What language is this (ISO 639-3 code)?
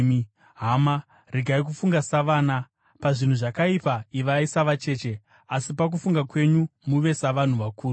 sna